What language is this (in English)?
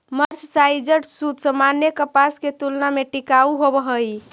Magahi